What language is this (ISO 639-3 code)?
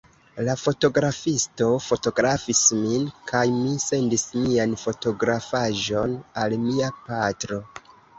epo